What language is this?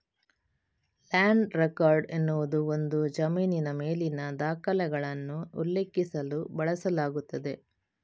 Kannada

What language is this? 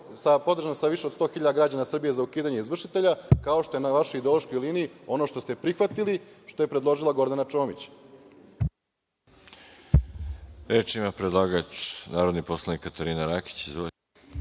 Serbian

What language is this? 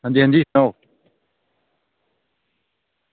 Dogri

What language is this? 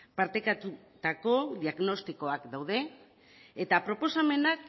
Basque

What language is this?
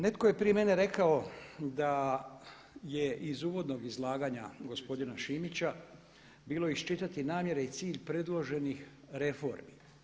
Croatian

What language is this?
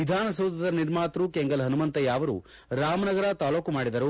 Kannada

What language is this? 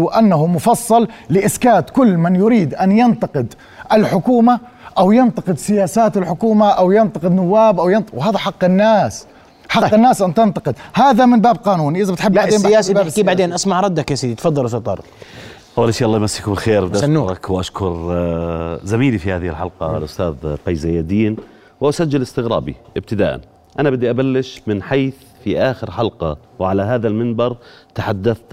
Arabic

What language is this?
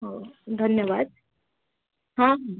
Odia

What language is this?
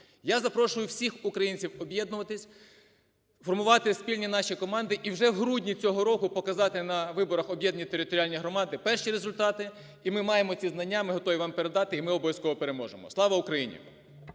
Ukrainian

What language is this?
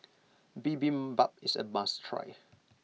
English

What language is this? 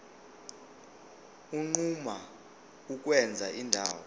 Zulu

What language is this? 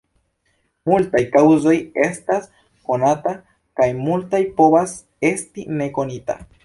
Esperanto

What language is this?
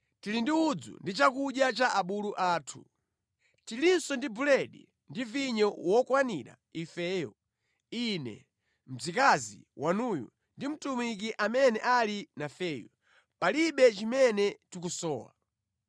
Nyanja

